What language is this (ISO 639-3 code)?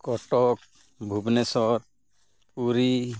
sat